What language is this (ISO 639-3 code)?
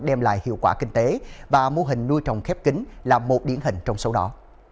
vie